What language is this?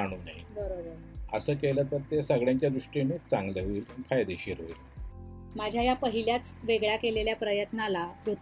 Marathi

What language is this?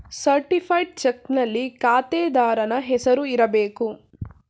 Kannada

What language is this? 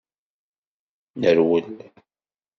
Kabyle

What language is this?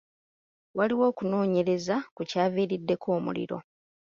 Ganda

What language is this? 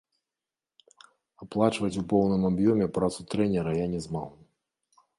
Belarusian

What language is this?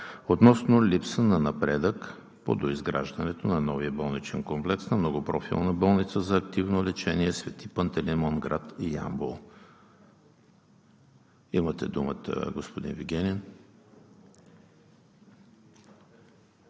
Bulgarian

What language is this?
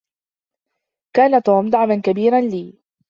Arabic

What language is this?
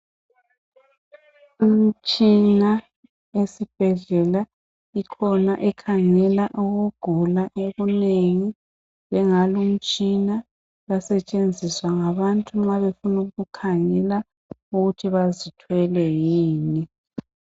North Ndebele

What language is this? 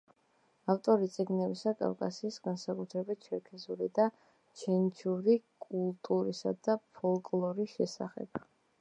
Georgian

